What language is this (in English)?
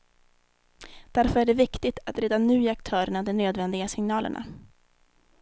Swedish